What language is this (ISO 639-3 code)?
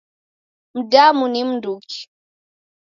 dav